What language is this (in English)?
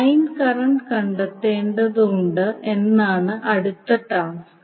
Malayalam